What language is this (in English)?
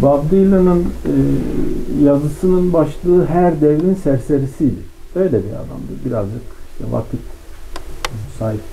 Turkish